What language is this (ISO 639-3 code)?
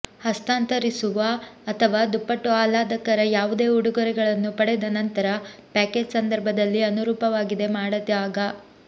kan